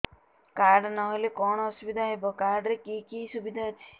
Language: Odia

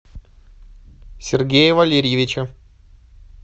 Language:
Russian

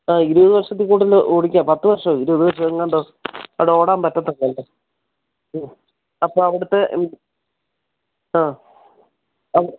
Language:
Malayalam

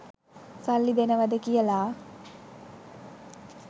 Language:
Sinhala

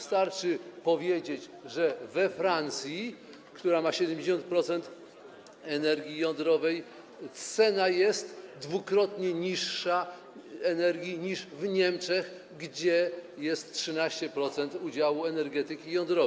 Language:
Polish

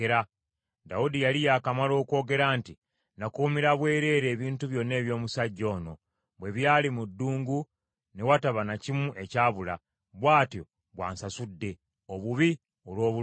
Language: Ganda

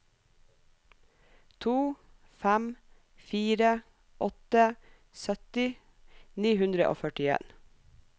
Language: Norwegian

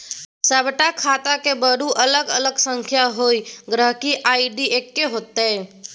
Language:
Maithili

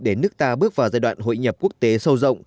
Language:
Vietnamese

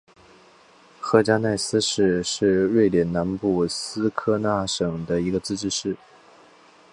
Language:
Chinese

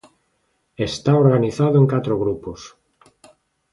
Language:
Galician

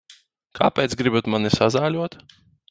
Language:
Latvian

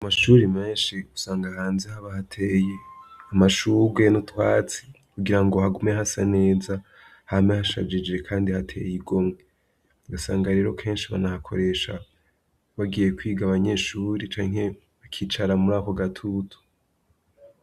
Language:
Rundi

